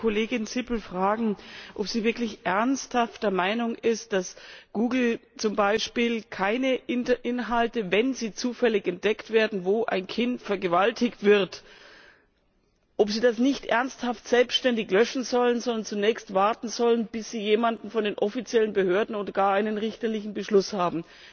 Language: German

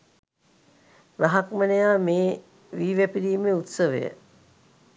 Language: Sinhala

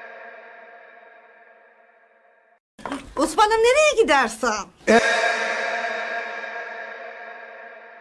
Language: Turkish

